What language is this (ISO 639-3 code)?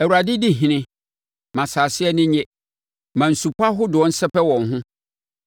aka